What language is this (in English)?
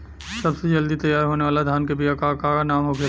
Bhojpuri